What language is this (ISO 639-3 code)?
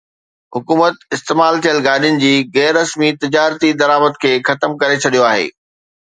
snd